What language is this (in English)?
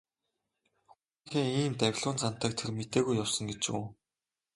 Mongolian